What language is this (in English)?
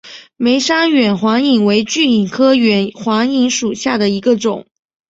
Chinese